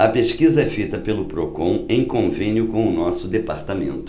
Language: Portuguese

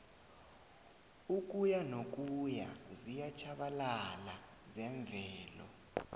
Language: South Ndebele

